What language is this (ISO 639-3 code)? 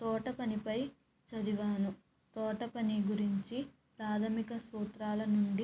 tel